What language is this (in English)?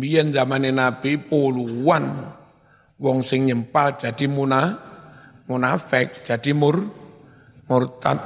Indonesian